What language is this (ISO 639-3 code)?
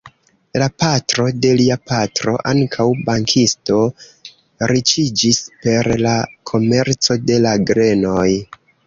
epo